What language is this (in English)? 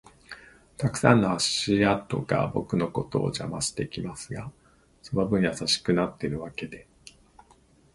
Japanese